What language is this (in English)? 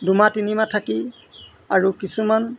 Assamese